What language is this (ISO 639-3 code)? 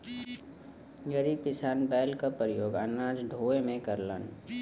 bho